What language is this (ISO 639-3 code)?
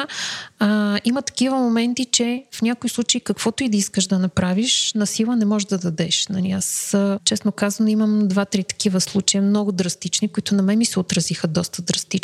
bul